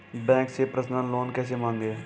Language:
Hindi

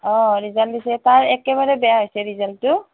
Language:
Assamese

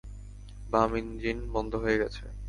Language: Bangla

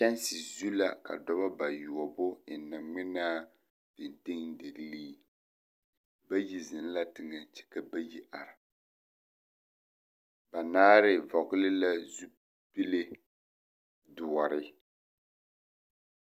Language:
Southern Dagaare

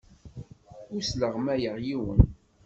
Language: Kabyle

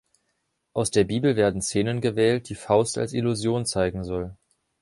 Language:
German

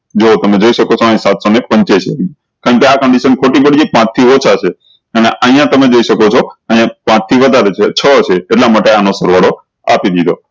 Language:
Gujarati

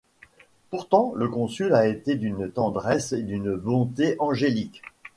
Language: French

